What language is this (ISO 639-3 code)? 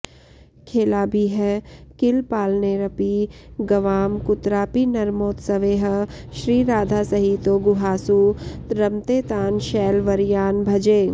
san